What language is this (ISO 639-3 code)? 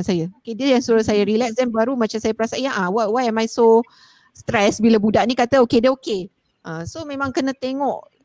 msa